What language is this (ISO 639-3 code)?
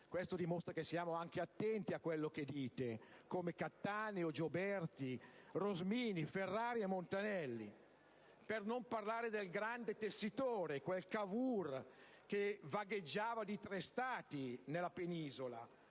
ita